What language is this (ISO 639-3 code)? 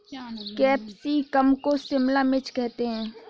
hin